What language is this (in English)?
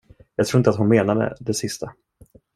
Swedish